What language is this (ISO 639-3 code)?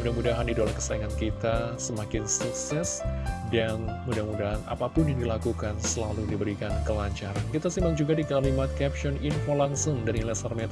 ind